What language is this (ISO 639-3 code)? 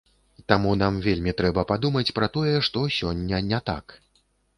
bel